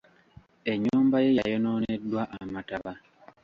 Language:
Ganda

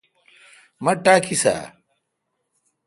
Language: Kalkoti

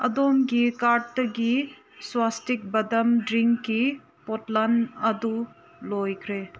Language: Manipuri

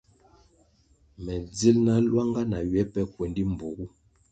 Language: Kwasio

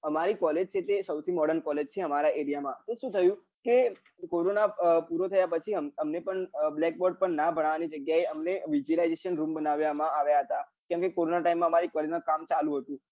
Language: Gujarati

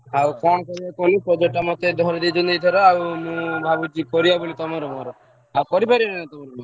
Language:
Odia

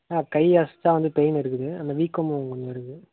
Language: Tamil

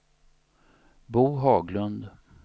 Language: Swedish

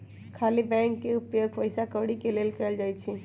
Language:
Magahi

